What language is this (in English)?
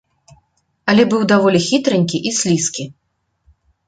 Belarusian